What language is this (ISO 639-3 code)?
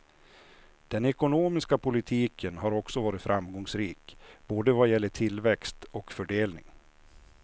swe